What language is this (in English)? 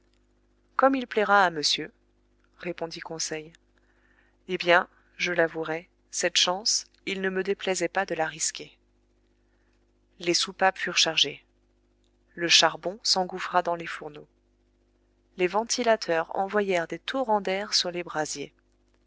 French